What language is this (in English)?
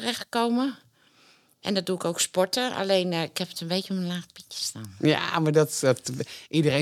Dutch